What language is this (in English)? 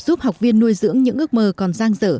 Vietnamese